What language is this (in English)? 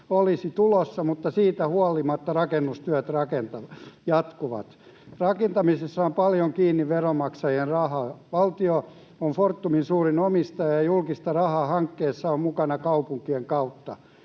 Finnish